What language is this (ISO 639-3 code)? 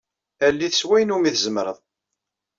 kab